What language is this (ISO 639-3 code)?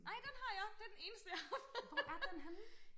dan